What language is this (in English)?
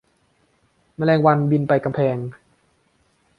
Thai